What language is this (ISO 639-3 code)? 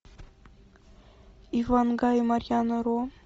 rus